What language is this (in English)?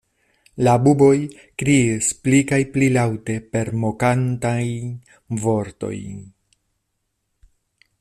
Esperanto